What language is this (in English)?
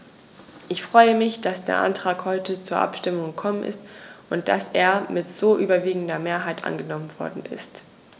German